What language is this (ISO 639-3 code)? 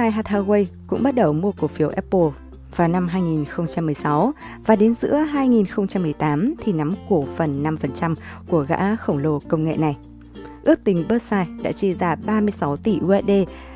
vie